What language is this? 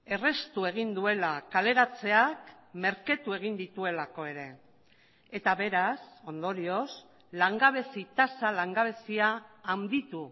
Basque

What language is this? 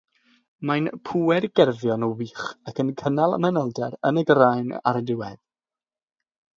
Welsh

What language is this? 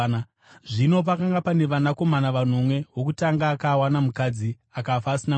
Shona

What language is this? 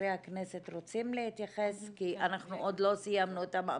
Hebrew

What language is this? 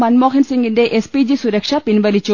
Malayalam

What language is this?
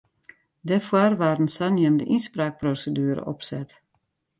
Western Frisian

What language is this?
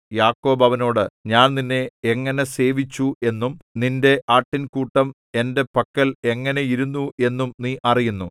Malayalam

